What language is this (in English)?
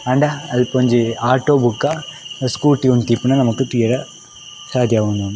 Tulu